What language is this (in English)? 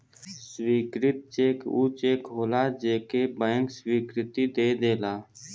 Bhojpuri